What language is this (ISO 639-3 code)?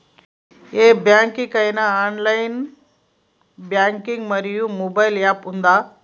tel